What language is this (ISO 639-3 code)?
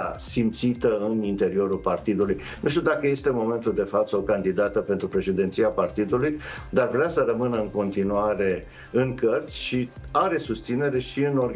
ron